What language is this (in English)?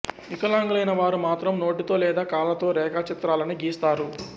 Telugu